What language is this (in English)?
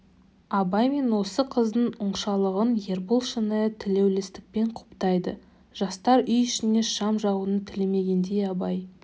Kazakh